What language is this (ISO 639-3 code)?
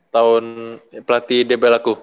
ind